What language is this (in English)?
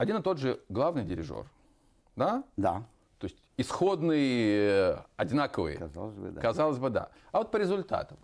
Russian